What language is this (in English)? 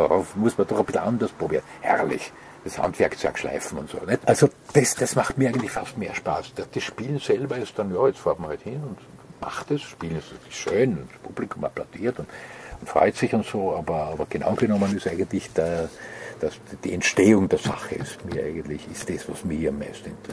German